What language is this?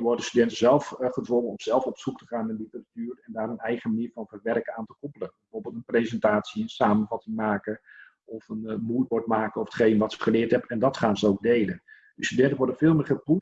Dutch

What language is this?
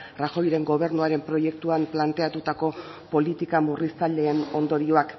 Basque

